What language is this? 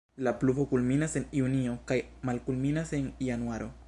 Esperanto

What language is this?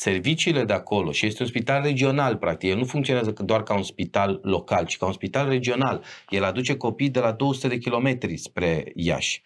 Romanian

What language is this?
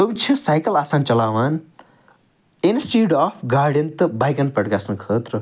Kashmiri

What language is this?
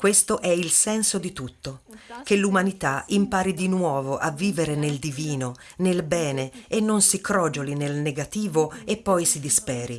Italian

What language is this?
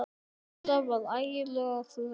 Icelandic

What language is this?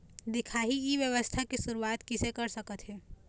Chhattisgarhi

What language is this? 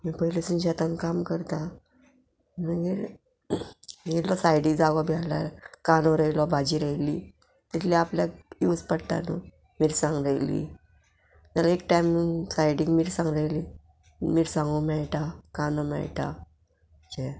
Konkani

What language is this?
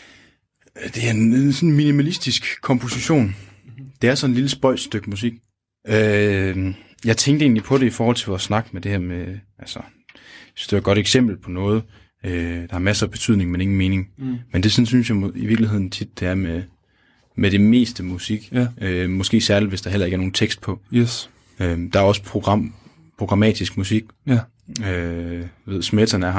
Danish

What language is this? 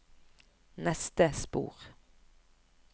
Norwegian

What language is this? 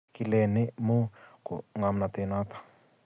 Kalenjin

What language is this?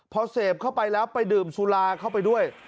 Thai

